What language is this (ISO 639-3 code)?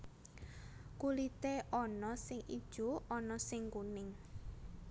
jav